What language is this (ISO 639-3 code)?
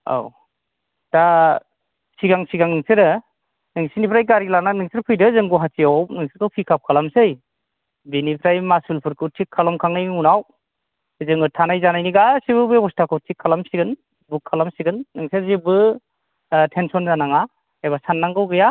brx